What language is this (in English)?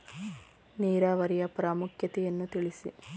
Kannada